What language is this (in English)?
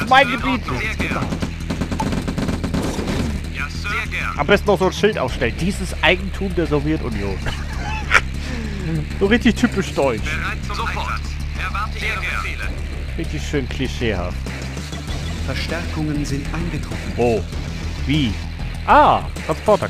German